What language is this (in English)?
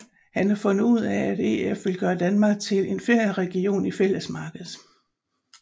Danish